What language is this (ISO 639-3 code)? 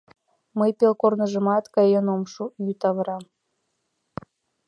chm